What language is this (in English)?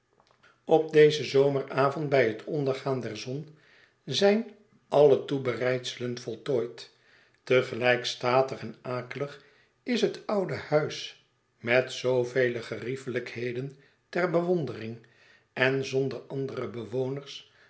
Dutch